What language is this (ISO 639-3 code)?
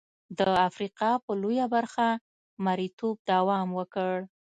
pus